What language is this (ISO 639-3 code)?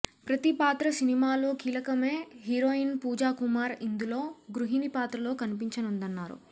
tel